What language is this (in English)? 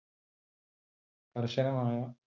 Malayalam